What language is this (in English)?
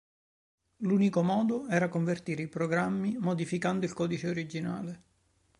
Italian